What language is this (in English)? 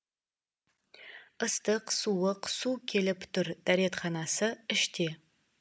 Kazakh